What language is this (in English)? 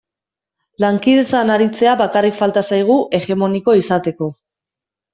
Basque